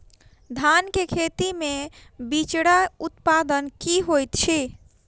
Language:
Maithili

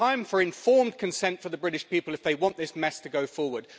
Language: English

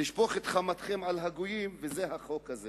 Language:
Hebrew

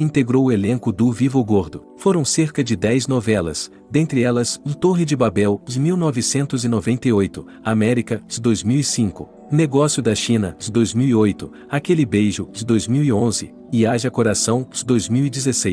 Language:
Portuguese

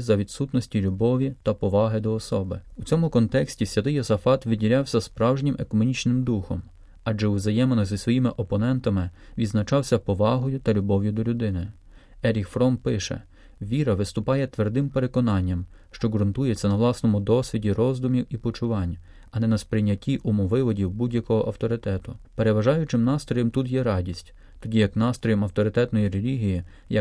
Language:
Ukrainian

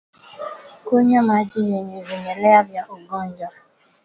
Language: Swahili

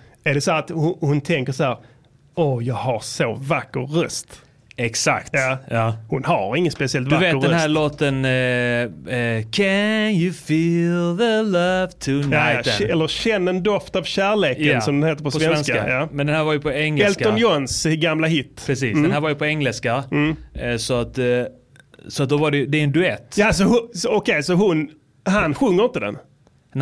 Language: Swedish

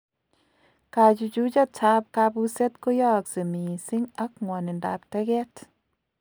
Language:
Kalenjin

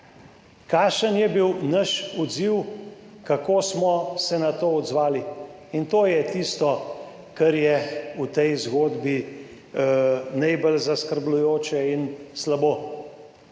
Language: Slovenian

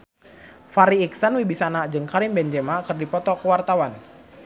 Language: Sundanese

